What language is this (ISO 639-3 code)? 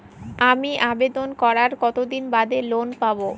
ben